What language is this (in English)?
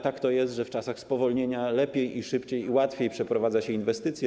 Polish